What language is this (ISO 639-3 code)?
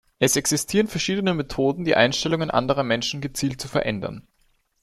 deu